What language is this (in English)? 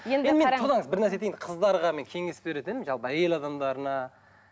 Kazakh